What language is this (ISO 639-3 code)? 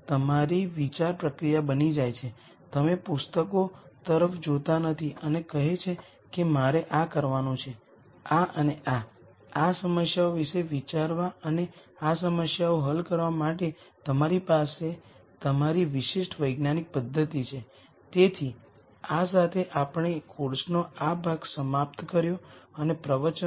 guj